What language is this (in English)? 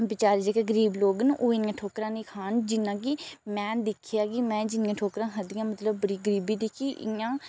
Dogri